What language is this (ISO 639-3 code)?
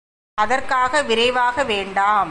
tam